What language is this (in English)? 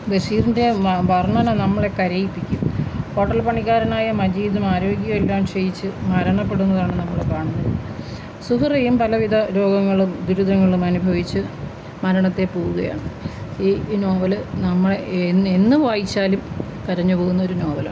Malayalam